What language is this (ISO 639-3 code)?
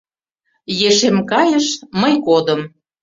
chm